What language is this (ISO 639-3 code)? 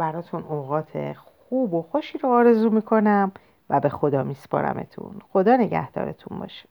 fas